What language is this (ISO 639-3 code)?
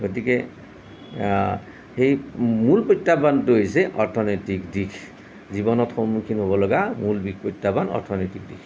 asm